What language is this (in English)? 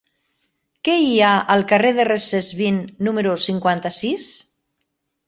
Catalan